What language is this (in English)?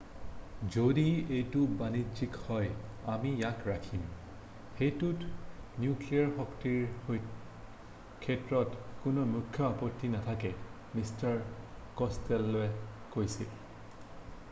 Assamese